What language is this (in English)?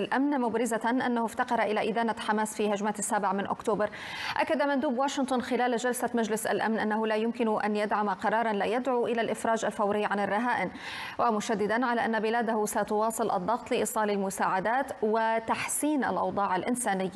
Arabic